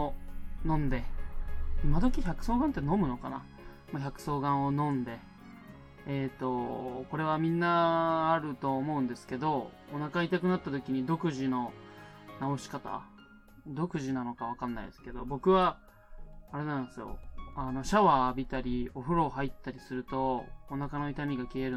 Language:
Japanese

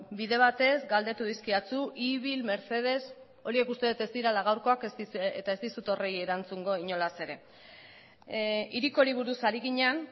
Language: Basque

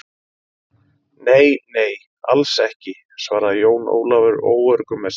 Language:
Icelandic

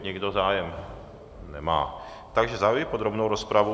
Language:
Czech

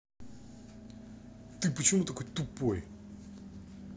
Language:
Russian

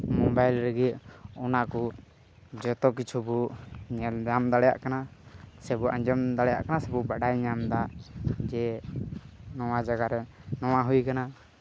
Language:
Santali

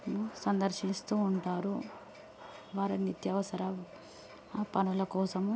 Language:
Telugu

